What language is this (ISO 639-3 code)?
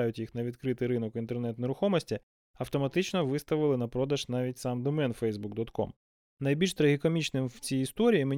ukr